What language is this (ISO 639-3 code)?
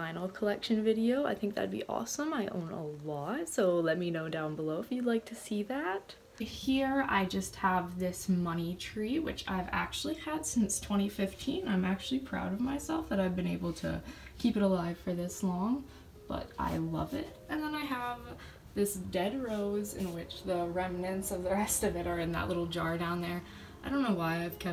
eng